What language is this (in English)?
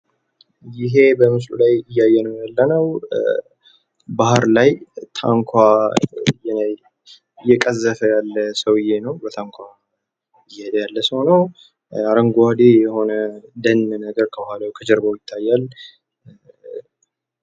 Amharic